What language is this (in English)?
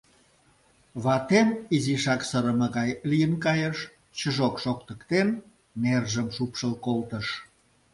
Mari